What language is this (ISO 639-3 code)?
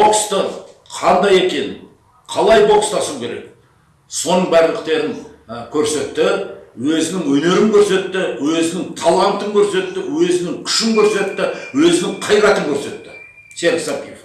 kaz